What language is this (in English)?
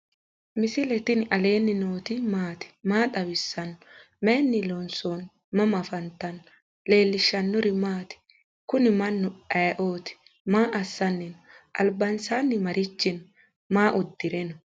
Sidamo